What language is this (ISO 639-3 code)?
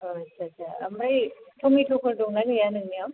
brx